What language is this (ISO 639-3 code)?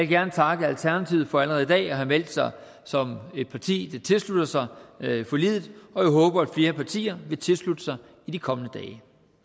dan